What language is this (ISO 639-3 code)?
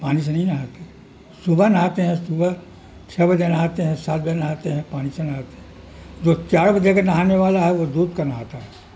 urd